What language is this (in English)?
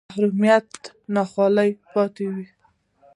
Pashto